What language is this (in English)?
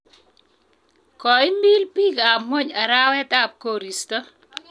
Kalenjin